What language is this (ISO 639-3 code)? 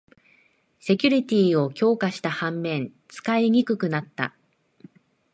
jpn